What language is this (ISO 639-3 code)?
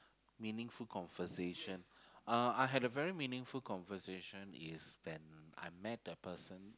eng